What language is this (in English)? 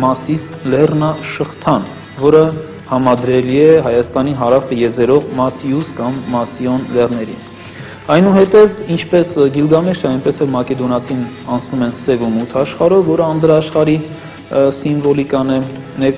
Turkish